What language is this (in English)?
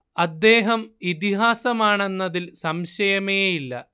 Malayalam